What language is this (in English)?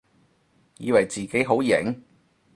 Cantonese